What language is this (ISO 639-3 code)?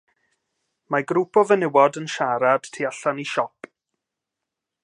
cym